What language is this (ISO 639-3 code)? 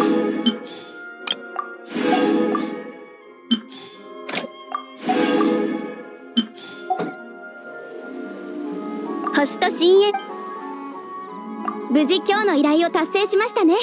jpn